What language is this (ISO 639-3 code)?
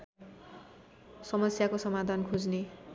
nep